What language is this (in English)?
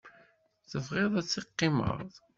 Kabyle